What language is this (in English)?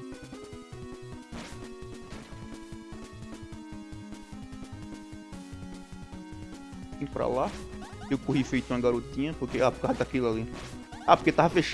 Portuguese